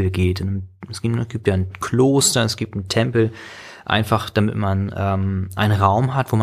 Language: German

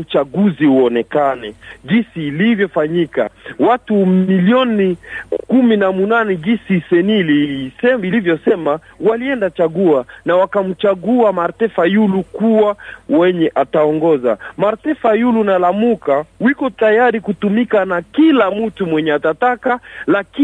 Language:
Swahili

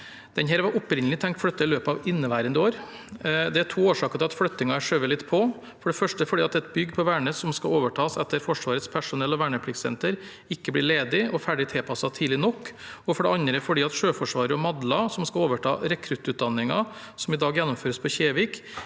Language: Norwegian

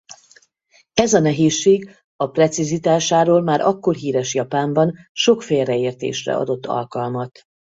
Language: Hungarian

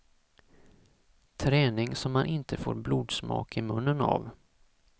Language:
Swedish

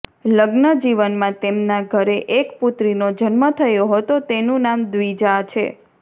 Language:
Gujarati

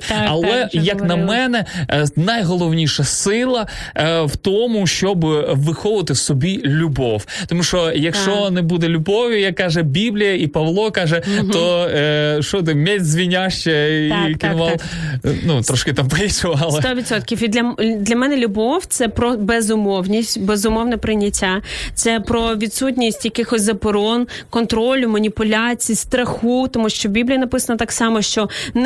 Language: Ukrainian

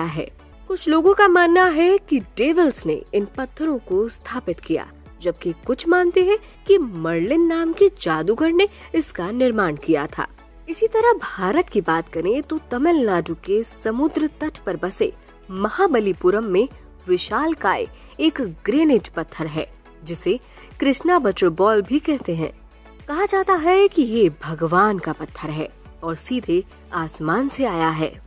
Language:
Hindi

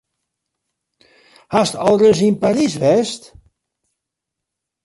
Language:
Western Frisian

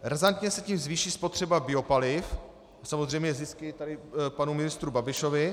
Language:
Czech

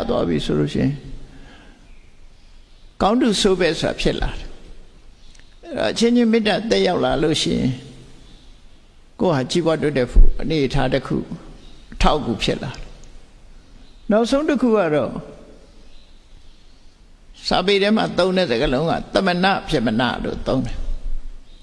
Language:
Vietnamese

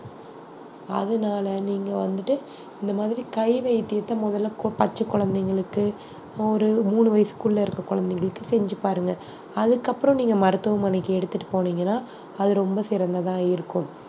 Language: Tamil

